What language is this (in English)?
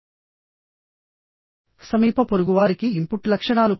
Telugu